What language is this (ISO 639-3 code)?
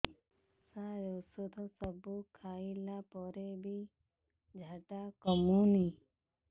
ori